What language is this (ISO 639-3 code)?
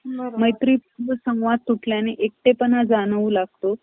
mar